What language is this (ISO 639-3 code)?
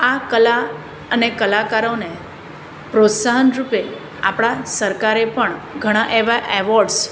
guj